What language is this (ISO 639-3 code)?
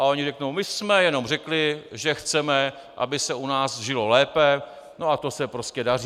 ces